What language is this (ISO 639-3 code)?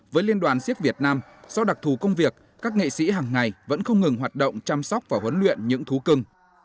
vie